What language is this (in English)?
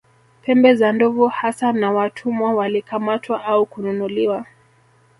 Swahili